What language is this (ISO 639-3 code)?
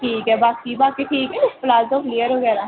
doi